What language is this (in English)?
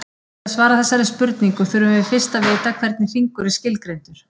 Icelandic